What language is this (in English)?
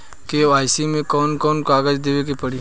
Bhojpuri